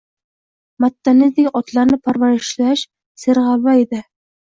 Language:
Uzbek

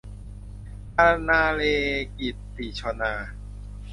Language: Thai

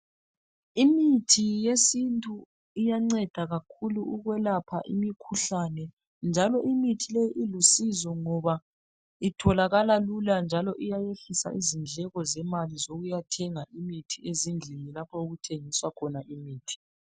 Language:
North Ndebele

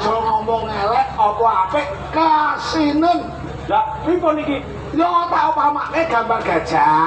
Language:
Indonesian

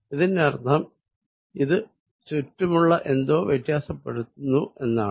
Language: Malayalam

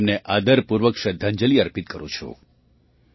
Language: Gujarati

